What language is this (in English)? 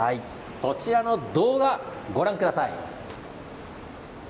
Japanese